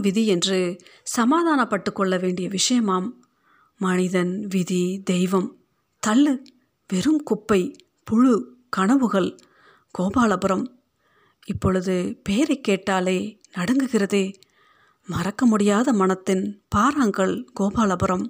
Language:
Tamil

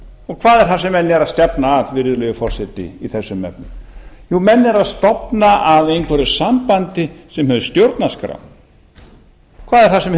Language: Icelandic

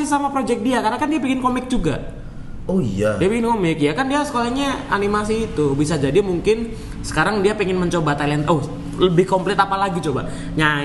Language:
Indonesian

